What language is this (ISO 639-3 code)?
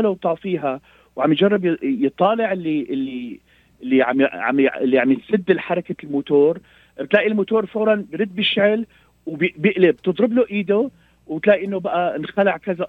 ara